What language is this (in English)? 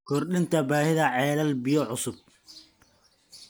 Somali